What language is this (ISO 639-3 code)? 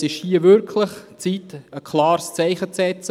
gsw